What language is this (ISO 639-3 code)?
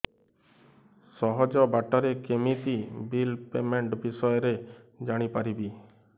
ori